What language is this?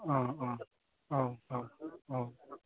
Bodo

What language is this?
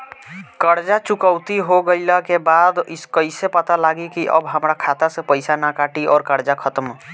Bhojpuri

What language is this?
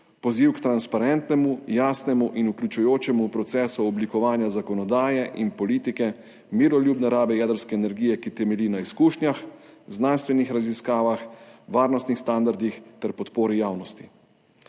Slovenian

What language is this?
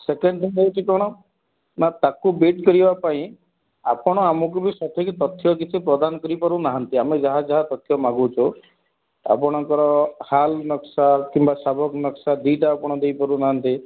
Odia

